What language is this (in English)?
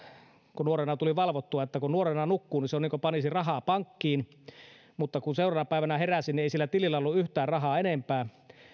Finnish